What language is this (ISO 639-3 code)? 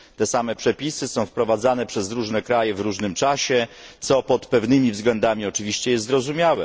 pol